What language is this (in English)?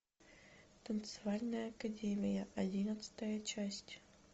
Russian